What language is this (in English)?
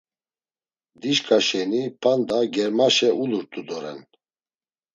Laz